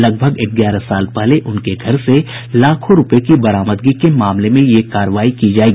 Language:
Hindi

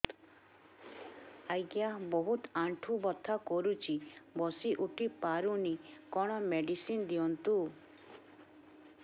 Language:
Odia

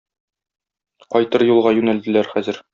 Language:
Tatar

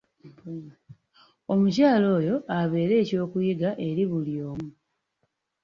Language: Ganda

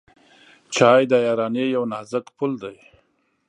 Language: Pashto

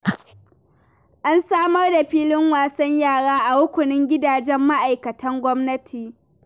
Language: Hausa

